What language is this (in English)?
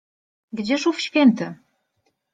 Polish